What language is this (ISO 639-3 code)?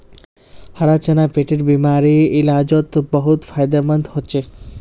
mag